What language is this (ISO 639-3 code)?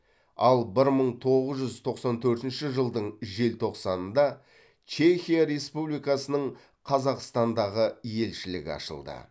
kaz